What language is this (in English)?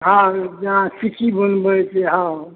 Maithili